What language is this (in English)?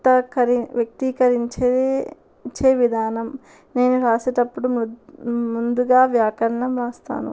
Telugu